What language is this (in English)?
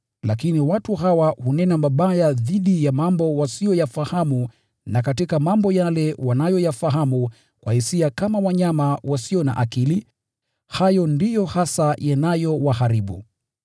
Swahili